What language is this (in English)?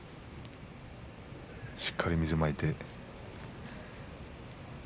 Japanese